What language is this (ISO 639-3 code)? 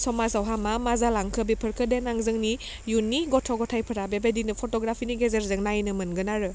brx